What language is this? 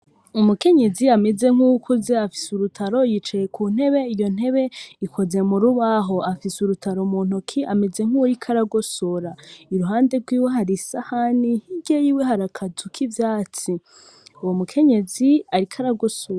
Rundi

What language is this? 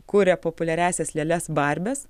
Lithuanian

